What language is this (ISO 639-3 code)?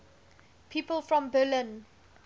eng